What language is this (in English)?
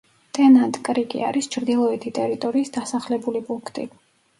Georgian